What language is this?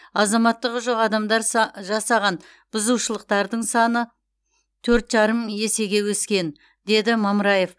Kazakh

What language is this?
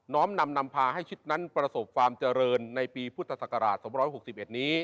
Thai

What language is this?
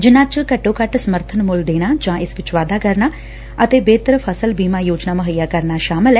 Punjabi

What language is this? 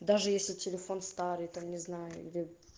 Russian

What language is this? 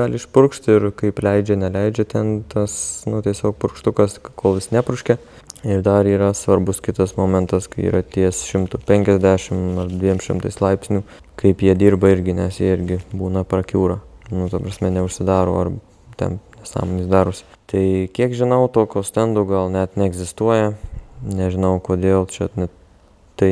Lithuanian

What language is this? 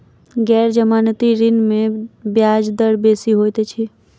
Maithili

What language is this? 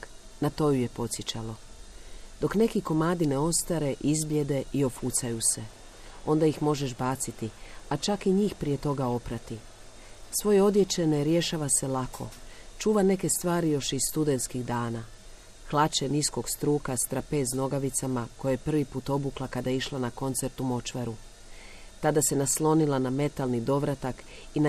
Croatian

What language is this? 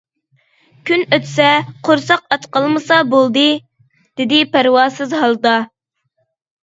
Uyghur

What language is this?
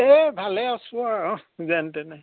Assamese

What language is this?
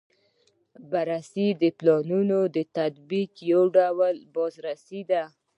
Pashto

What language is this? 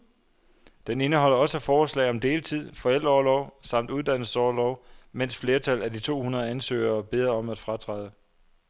Danish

